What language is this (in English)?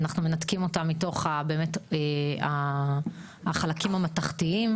Hebrew